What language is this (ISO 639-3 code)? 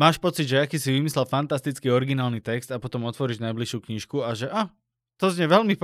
slk